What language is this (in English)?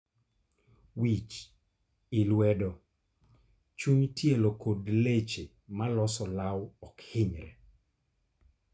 Luo (Kenya and Tanzania)